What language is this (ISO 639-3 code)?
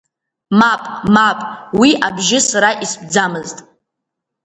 abk